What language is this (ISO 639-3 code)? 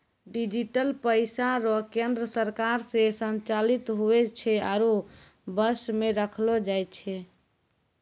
mai